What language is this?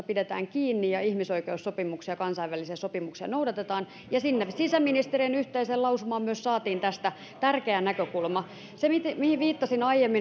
Finnish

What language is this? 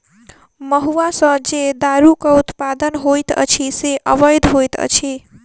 Maithili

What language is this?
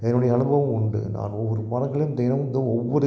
Tamil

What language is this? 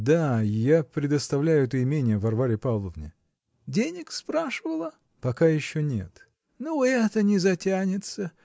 Russian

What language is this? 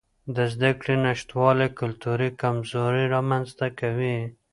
Pashto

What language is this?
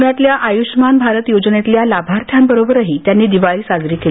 Marathi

